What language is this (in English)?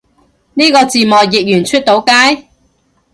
Cantonese